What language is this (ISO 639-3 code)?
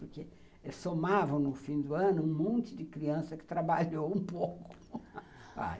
por